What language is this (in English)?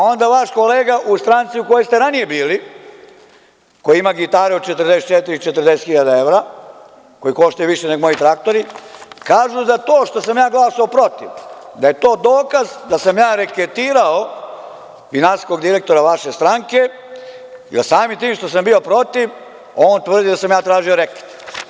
Serbian